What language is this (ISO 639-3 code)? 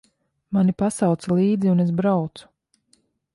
lav